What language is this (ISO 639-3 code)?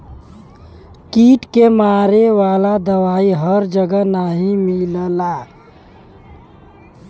bho